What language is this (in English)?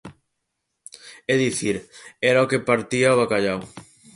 Galician